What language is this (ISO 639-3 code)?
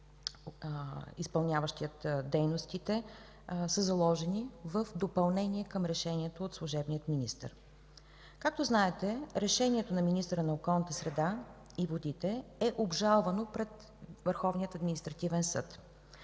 bul